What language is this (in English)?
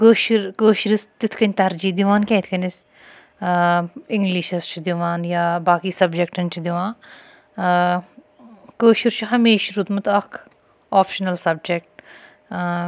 Kashmiri